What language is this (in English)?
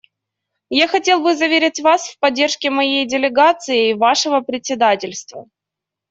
Russian